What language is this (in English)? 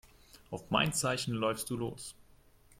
German